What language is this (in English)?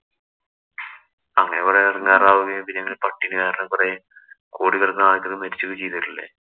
Malayalam